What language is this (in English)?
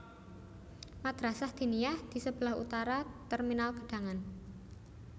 Javanese